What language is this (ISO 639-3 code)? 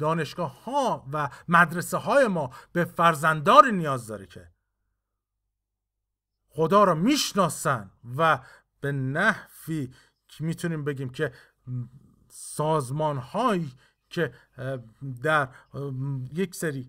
fas